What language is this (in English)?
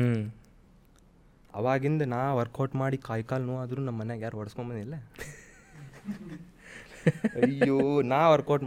Kannada